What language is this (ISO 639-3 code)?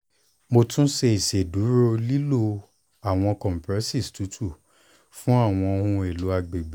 yor